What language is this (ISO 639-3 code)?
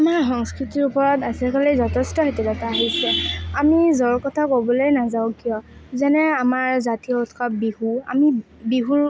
asm